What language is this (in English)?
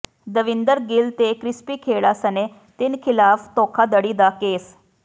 Punjabi